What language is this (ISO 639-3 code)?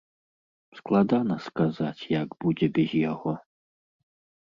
bel